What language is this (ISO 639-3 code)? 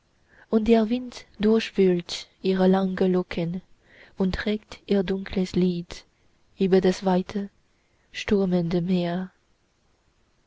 deu